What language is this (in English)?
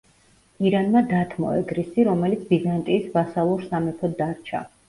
Georgian